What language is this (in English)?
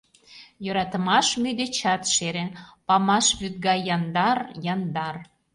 Mari